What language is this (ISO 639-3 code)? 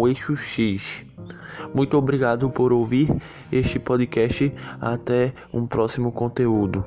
por